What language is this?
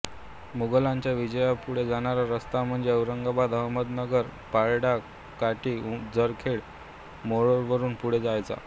Marathi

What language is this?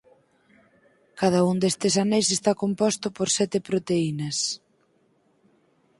Galician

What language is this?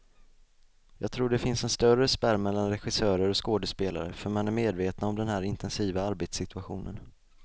Swedish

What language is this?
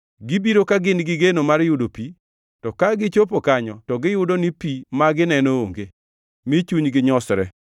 Luo (Kenya and Tanzania)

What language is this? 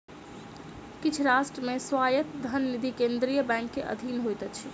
Maithili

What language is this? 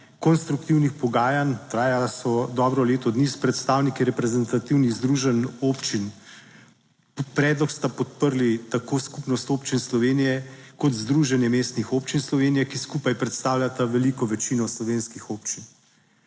Slovenian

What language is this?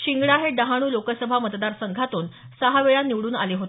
Marathi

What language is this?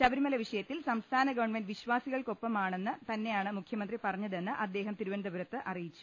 Malayalam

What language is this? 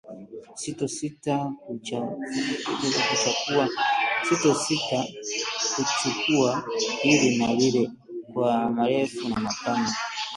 Swahili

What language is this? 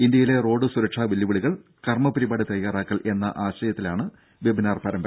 Malayalam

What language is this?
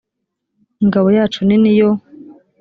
Kinyarwanda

